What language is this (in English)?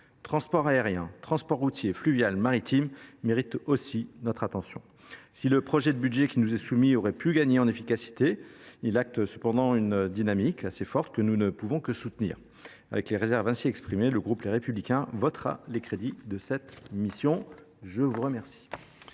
French